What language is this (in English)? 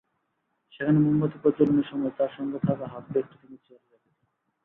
Bangla